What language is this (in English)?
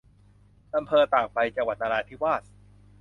Thai